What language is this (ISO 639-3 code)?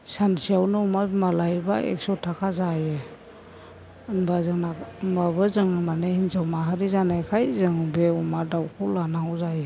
brx